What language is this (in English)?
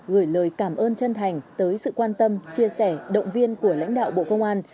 Vietnamese